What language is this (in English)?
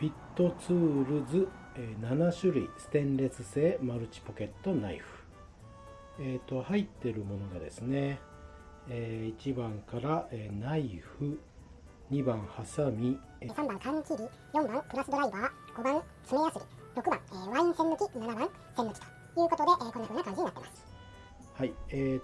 Japanese